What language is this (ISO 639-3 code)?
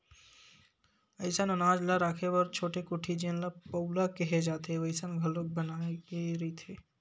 hne